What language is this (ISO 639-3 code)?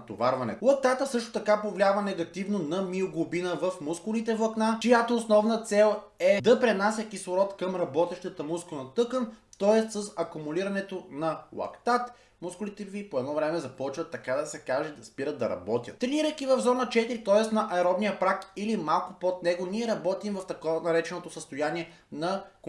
bul